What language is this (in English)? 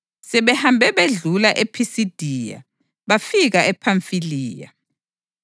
North Ndebele